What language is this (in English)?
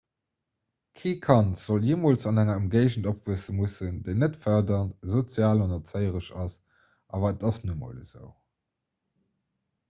Luxembourgish